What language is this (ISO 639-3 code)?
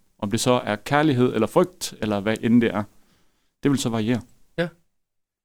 dan